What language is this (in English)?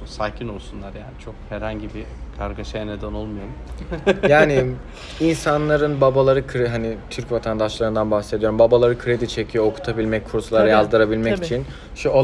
Turkish